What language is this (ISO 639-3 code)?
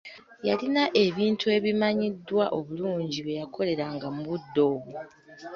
lug